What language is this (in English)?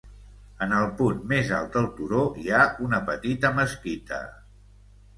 Catalan